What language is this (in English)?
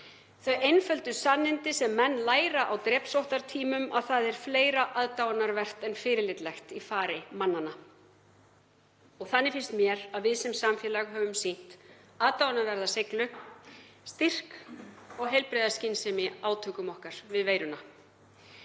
Icelandic